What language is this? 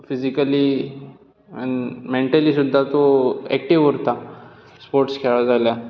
Konkani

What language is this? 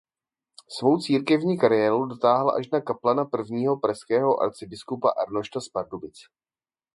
Czech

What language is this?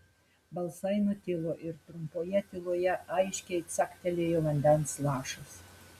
Lithuanian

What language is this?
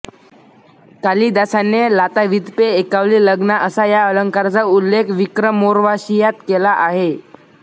Marathi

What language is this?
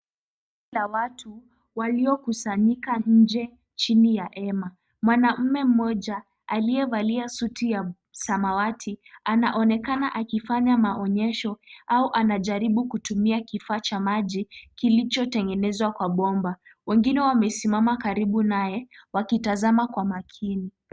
Swahili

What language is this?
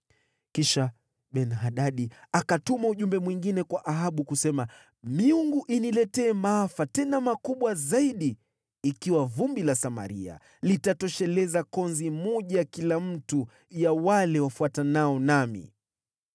Swahili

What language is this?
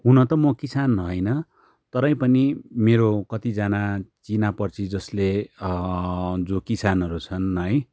Nepali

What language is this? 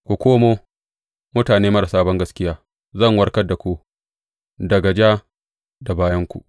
Hausa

